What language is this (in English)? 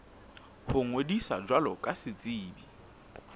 Southern Sotho